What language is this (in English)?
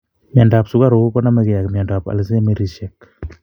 Kalenjin